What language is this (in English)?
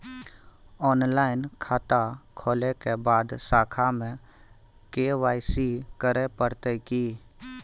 Maithili